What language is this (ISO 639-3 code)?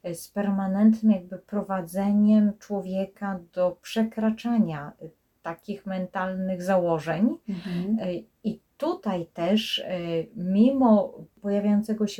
pol